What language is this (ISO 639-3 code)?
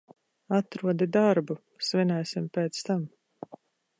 lav